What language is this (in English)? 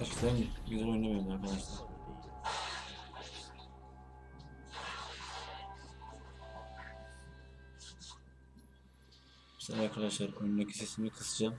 Turkish